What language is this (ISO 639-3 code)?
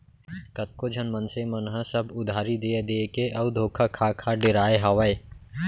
hne